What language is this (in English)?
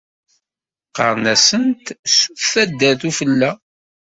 Kabyle